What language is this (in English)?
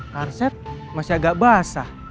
Indonesian